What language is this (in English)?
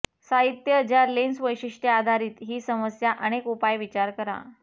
Marathi